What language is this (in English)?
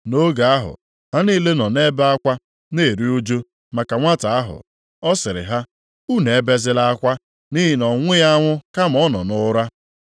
Igbo